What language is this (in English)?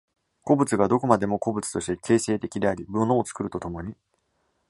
Japanese